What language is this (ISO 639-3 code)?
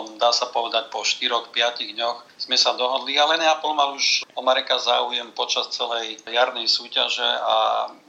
slk